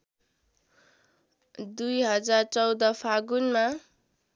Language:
Nepali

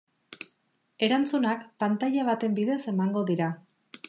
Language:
Basque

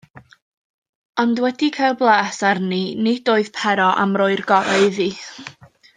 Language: Welsh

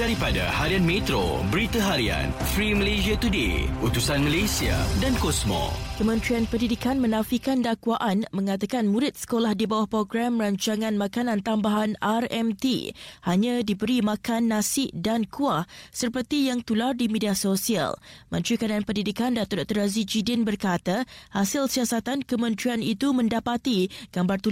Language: Malay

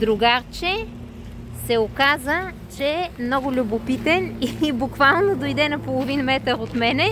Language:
Bulgarian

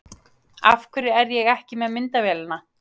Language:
Icelandic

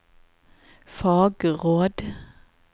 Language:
Norwegian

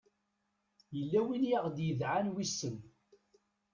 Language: Kabyle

